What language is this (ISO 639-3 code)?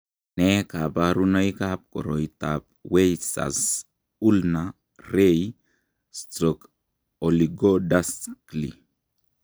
kln